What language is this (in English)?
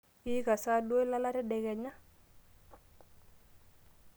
Masai